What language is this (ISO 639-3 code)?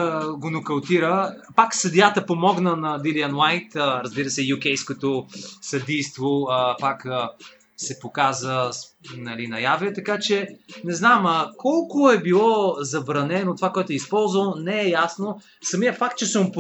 bul